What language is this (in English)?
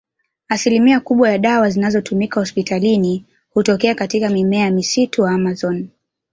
Swahili